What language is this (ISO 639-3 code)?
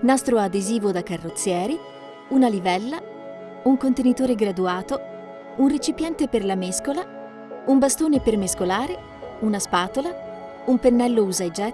ita